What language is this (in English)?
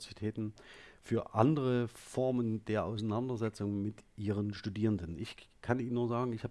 German